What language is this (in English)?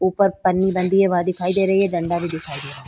Hindi